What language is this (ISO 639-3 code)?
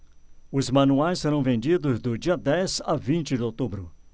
por